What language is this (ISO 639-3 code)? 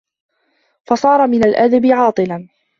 ara